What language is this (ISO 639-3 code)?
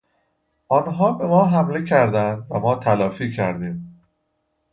fas